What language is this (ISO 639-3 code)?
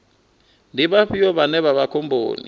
ven